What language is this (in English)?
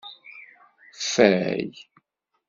Kabyle